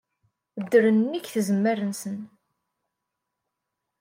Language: Kabyle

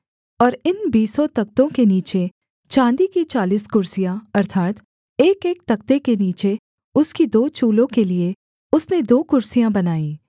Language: Hindi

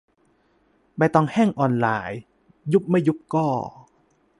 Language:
Thai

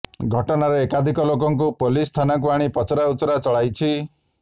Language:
Odia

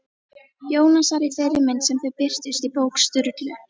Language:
Icelandic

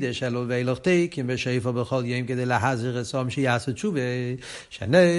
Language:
Hebrew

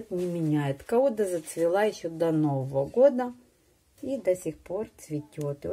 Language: Russian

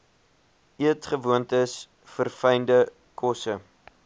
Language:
Afrikaans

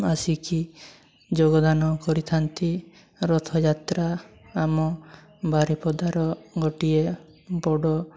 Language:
Odia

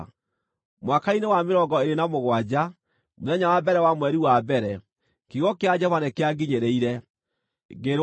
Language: Kikuyu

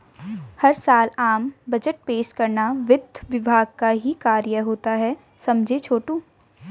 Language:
Hindi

